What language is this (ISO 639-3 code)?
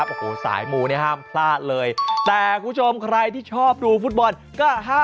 tha